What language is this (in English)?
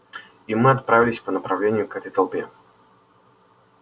Russian